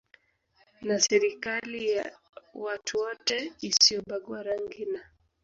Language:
Swahili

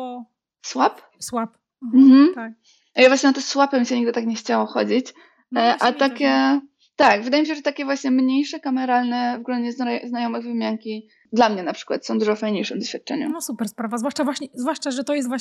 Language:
Polish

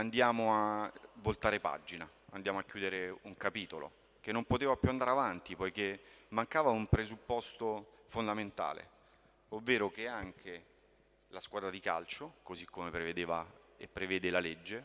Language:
Italian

